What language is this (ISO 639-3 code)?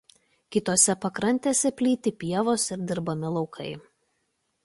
lit